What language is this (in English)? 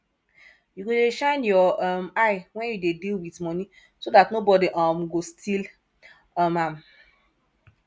Nigerian Pidgin